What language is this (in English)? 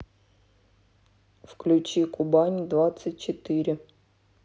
Russian